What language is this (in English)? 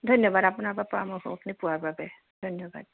Assamese